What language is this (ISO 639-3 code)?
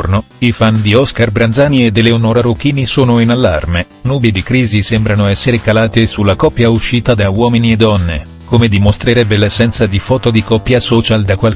ita